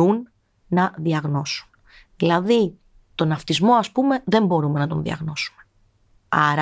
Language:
Greek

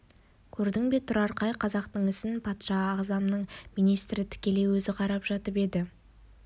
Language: Kazakh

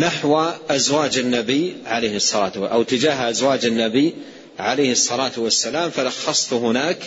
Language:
Arabic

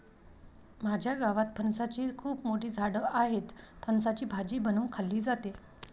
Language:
Marathi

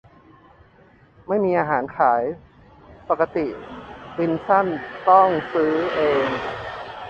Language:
Thai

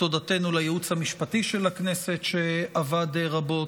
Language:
Hebrew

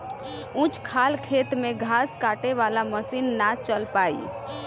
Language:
Bhojpuri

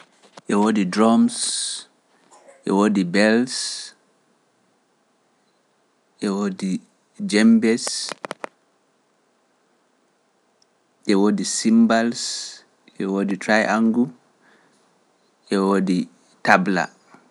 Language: Pular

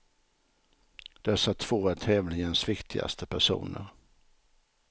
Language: Swedish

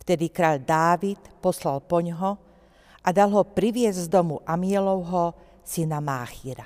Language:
Slovak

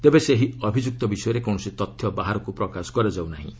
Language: Odia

